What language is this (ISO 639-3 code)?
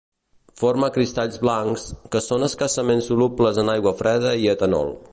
cat